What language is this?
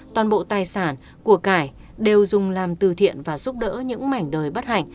Vietnamese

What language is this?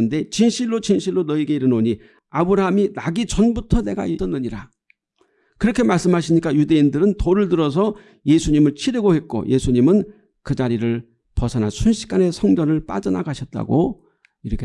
Korean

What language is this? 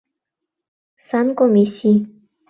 Mari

